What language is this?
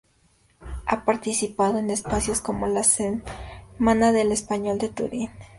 Spanish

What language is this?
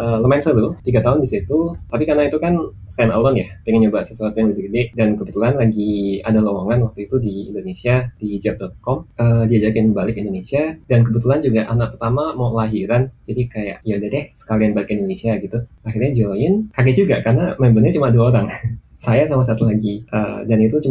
Indonesian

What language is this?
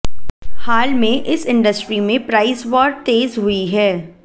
Hindi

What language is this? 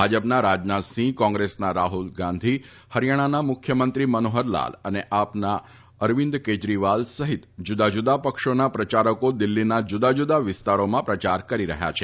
Gujarati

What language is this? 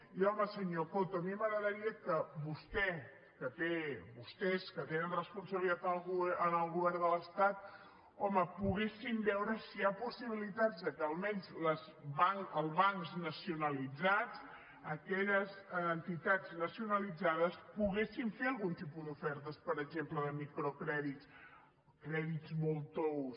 Catalan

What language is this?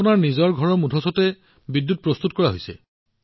Assamese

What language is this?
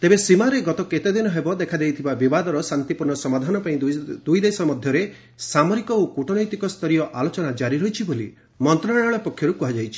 Odia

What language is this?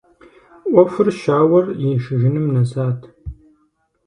Kabardian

